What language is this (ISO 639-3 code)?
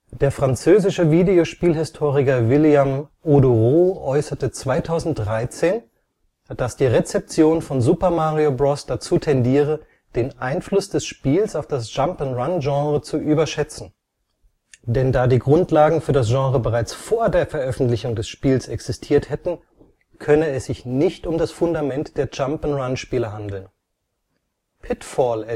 deu